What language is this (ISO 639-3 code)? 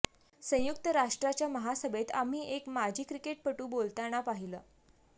mar